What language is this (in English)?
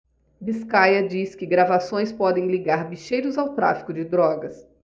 Portuguese